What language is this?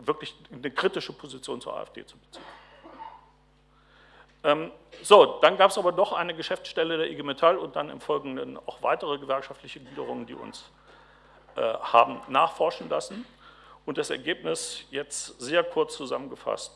German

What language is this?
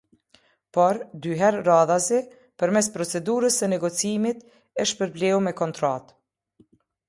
Albanian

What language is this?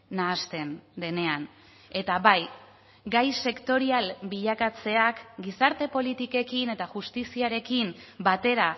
Basque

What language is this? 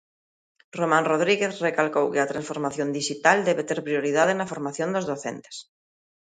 Galician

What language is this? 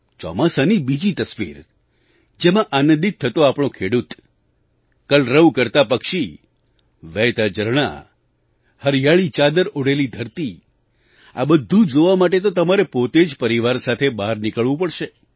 Gujarati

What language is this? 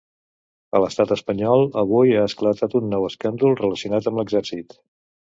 Catalan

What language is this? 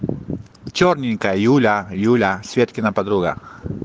Russian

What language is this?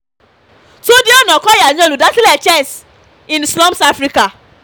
Yoruba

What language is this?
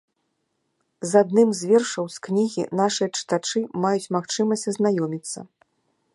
Belarusian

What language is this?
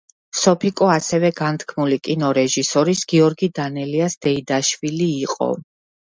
Georgian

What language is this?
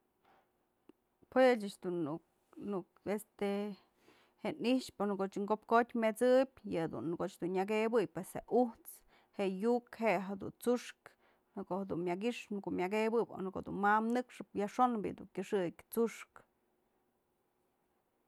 Mazatlán Mixe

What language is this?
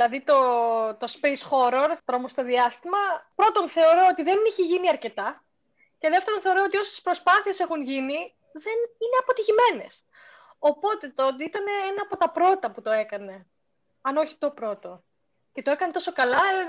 Greek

